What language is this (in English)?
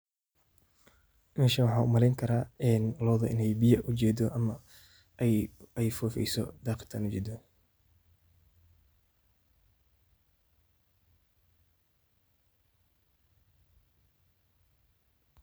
Somali